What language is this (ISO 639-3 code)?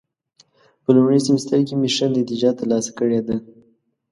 pus